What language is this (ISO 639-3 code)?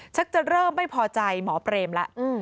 tha